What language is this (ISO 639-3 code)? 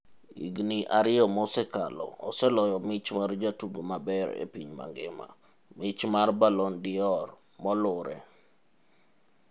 luo